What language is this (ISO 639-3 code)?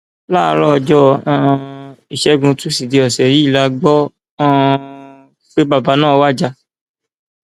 yor